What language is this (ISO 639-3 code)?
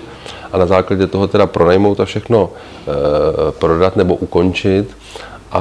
ces